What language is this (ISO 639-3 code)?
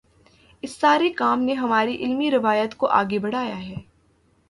urd